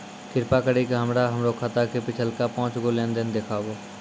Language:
Maithili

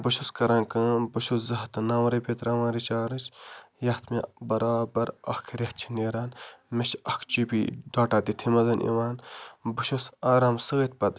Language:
Kashmiri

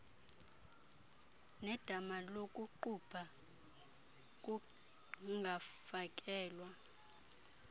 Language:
Xhosa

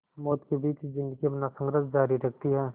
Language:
Hindi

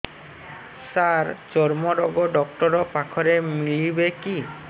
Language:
Odia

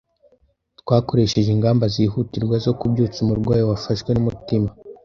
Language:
Kinyarwanda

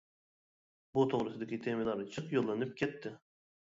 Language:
Uyghur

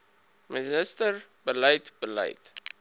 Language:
Afrikaans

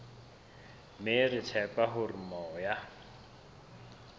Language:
Southern Sotho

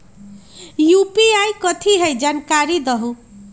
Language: Magahi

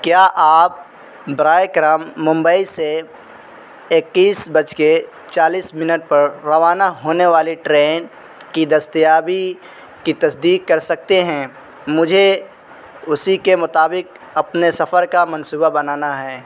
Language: Urdu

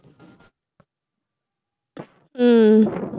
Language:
Tamil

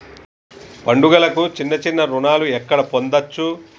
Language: Telugu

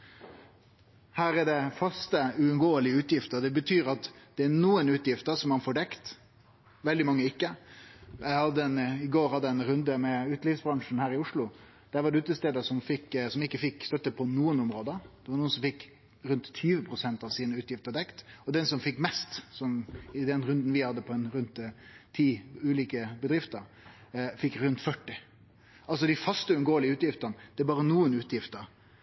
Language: Norwegian Nynorsk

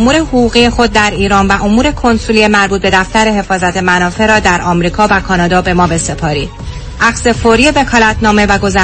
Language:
Persian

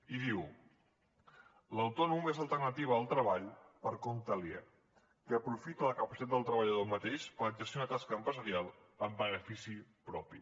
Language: Catalan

